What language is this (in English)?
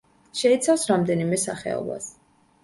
Georgian